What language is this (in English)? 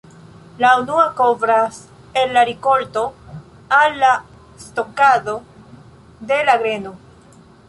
Esperanto